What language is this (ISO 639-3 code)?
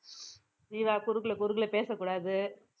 tam